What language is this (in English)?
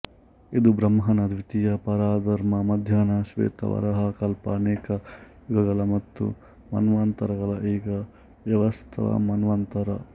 Kannada